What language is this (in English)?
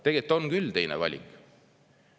Estonian